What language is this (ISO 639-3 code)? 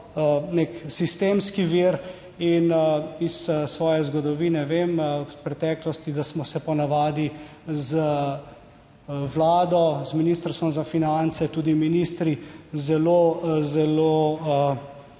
slv